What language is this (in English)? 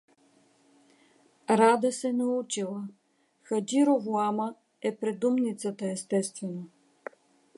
Bulgarian